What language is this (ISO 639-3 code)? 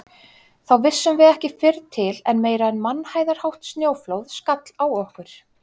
isl